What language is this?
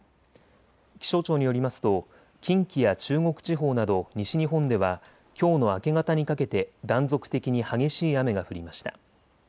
Japanese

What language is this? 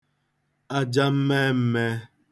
Igbo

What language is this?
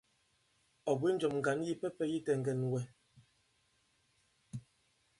Bankon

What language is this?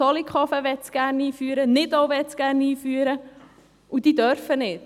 Swiss German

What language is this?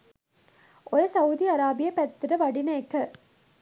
Sinhala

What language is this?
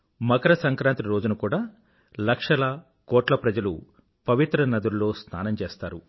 Telugu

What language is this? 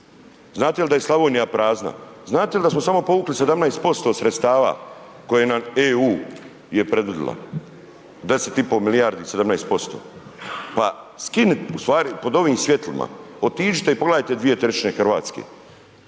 Croatian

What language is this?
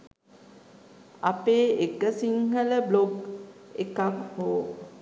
Sinhala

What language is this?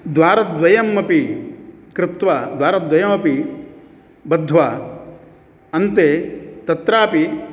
Sanskrit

